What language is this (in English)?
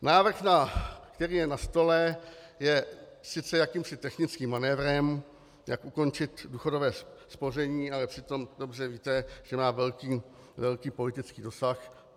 Czech